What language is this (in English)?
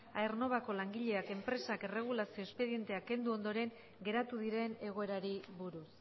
Basque